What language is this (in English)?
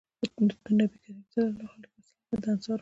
Pashto